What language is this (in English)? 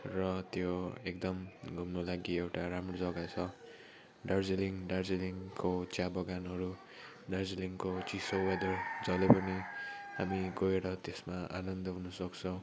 Nepali